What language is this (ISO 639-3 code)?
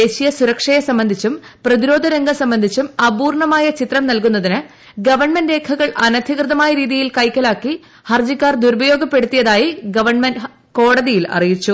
mal